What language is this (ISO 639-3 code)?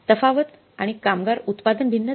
mar